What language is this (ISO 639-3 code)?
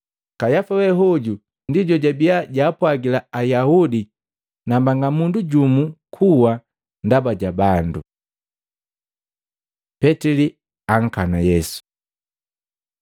mgv